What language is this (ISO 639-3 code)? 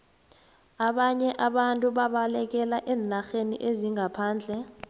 nbl